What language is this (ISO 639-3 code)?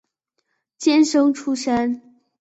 zho